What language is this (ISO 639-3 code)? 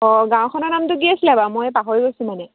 asm